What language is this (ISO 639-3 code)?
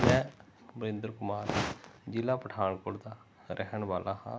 pan